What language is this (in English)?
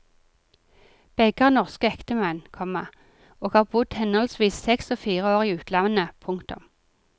Norwegian